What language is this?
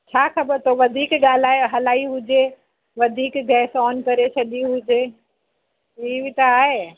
Sindhi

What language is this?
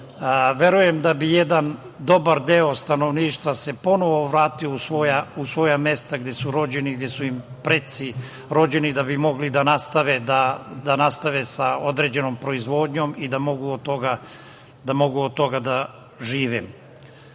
Serbian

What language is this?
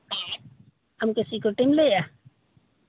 Santali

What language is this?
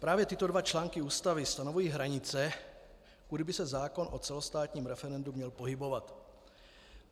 Czech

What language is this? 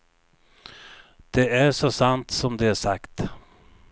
Swedish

